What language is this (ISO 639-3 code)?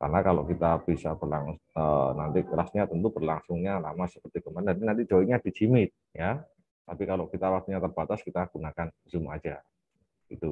ind